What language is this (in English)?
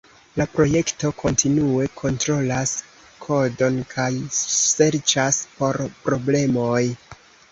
Esperanto